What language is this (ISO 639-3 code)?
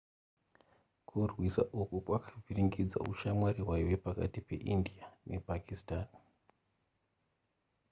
sna